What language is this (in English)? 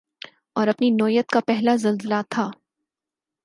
Urdu